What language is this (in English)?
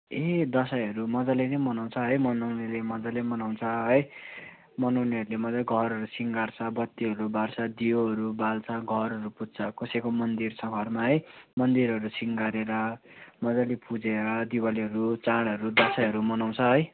Nepali